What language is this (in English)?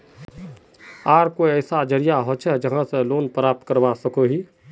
Magahi